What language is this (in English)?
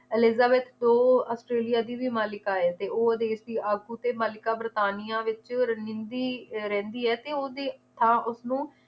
Punjabi